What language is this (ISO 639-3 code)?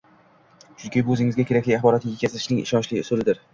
uzb